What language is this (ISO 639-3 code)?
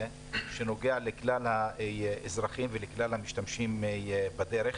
heb